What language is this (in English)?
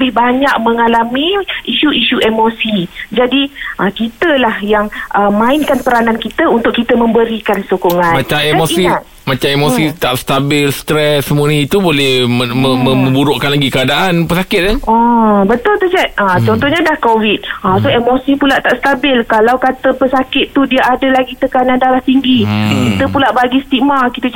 Malay